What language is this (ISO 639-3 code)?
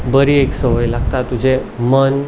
kok